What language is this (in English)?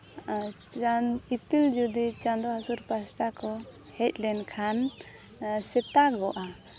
Santali